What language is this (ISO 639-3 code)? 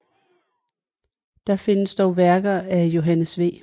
dan